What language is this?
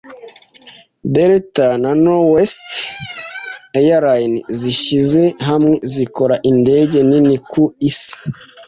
Kinyarwanda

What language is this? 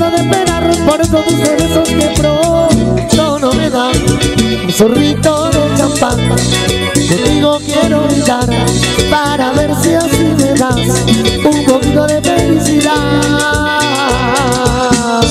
Spanish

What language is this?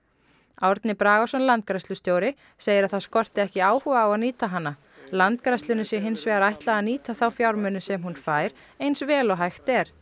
Icelandic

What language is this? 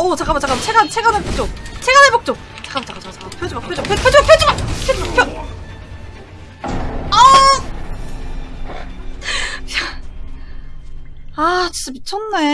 Korean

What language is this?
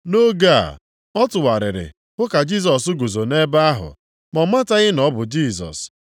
Igbo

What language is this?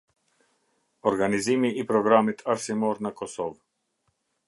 Albanian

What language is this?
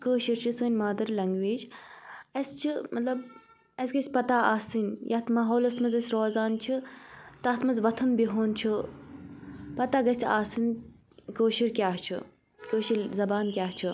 Kashmiri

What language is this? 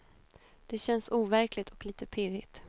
Swedish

